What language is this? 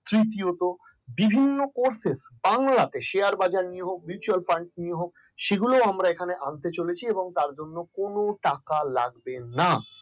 Bangla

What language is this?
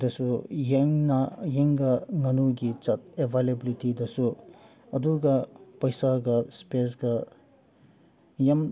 Manipuri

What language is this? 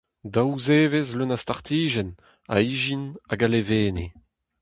Breton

